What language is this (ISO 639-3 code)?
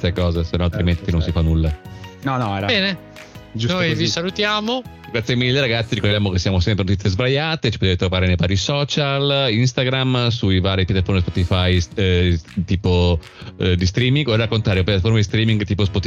ita